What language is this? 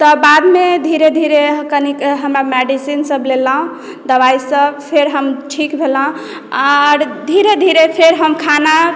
Maithili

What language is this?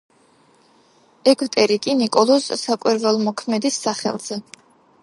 Georgian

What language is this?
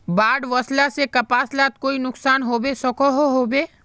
Magahi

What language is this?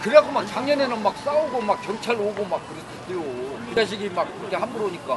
Korean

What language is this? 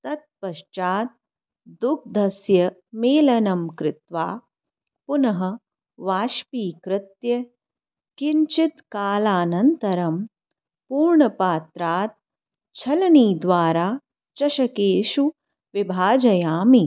Sanskrit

